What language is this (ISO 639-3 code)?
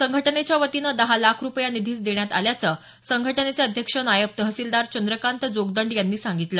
mar